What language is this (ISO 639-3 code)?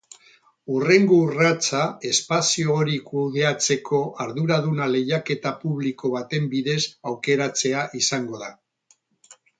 eus